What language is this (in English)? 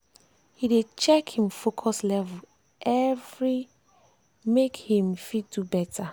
Nigerian Pidgin